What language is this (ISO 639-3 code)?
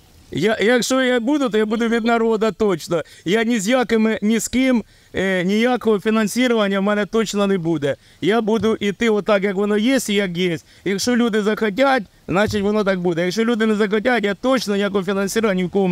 ukr